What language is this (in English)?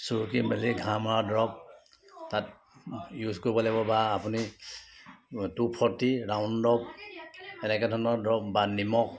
Assamese